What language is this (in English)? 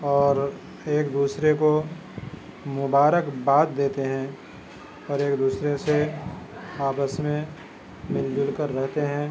Urdu